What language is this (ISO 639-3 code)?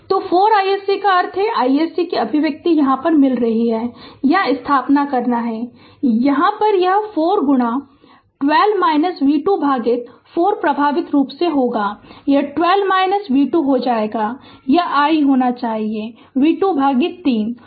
hin